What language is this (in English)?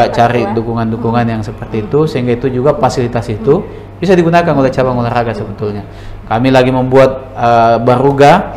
Indonesian